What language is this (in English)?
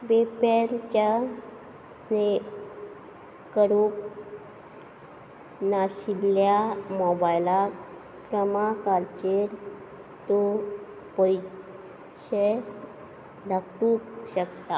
Konkani